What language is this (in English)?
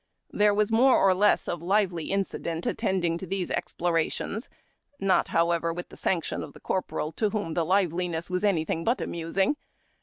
English